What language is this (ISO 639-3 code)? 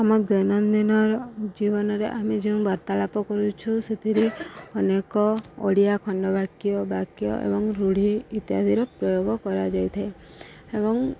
ori